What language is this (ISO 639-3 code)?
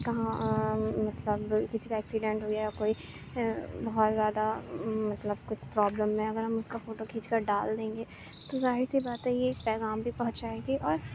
urd